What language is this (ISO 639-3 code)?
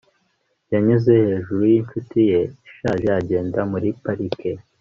kin